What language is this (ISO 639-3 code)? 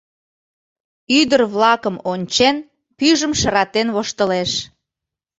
chm